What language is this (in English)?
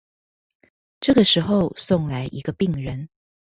Chinese